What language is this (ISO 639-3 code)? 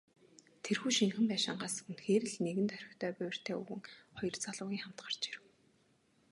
mon